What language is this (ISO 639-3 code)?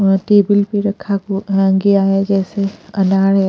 hin